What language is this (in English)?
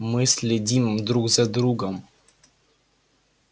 Russian